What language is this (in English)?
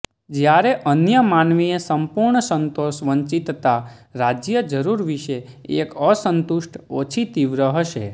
Gujarati